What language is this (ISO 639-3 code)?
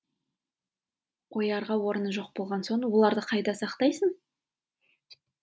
kaz